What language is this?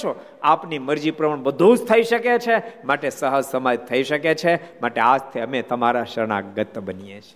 Gujarati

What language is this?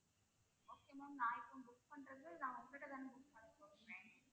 Tamil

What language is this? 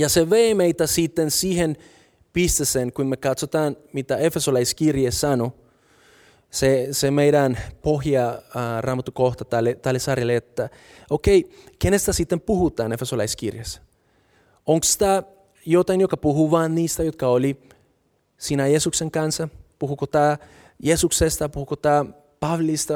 Finnish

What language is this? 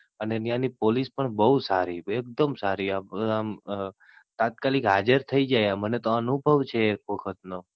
Gujarati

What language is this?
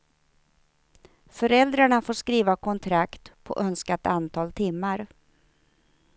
Swedish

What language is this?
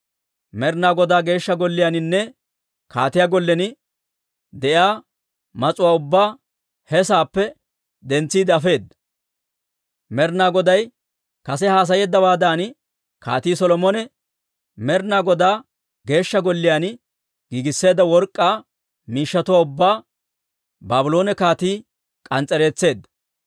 Dawro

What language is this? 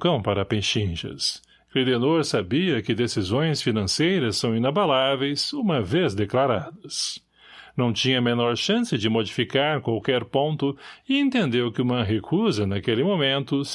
Portuguese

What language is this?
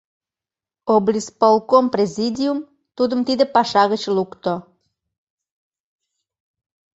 Mari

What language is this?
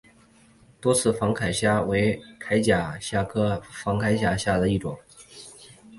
Chinese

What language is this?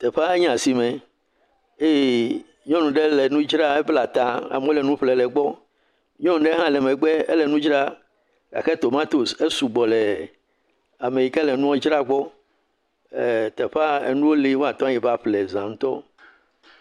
Ewe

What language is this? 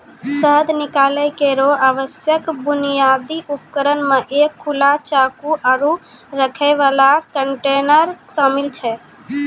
Maithili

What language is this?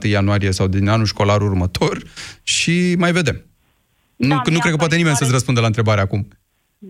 Romanian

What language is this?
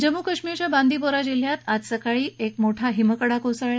Marathi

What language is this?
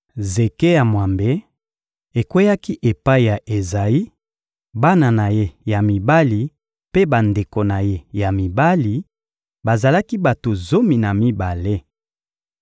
Lingala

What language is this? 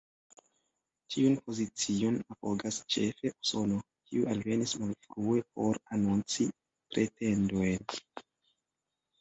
Esperanto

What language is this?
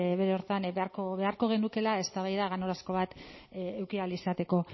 Basque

